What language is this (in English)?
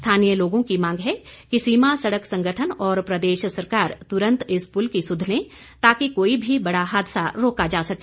Hindi